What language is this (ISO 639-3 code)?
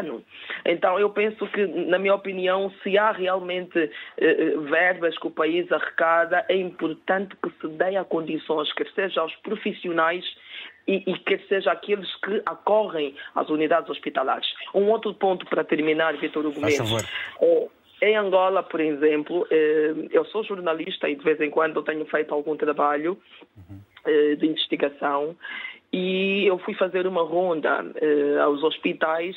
por